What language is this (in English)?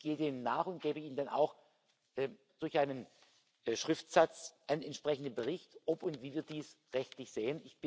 German